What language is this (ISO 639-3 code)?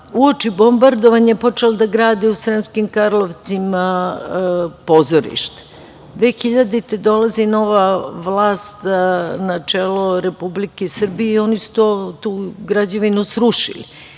srp